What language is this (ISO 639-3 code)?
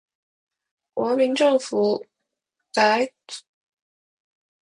zho